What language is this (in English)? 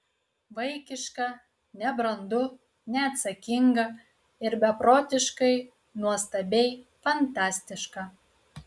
Lithuanian